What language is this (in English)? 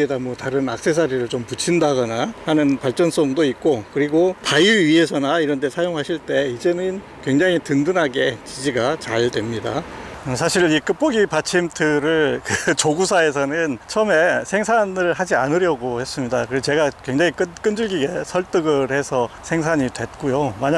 Korean